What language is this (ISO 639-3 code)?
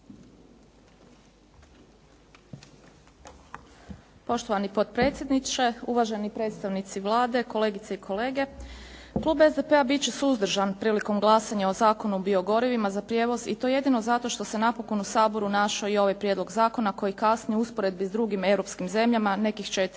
hrv